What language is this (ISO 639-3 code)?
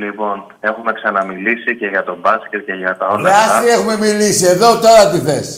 ell